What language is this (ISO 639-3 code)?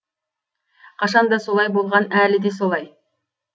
kaz